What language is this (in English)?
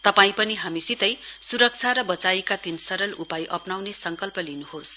Nepali